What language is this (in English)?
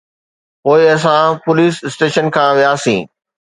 Sindhi